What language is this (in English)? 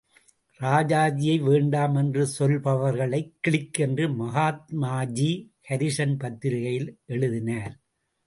Tamil